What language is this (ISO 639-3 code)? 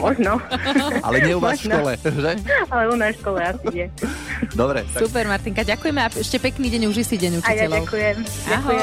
slk